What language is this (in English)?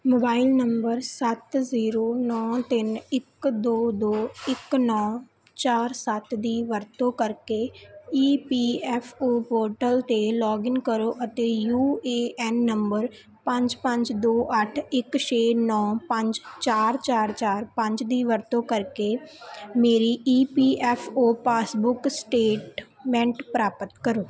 Punjabi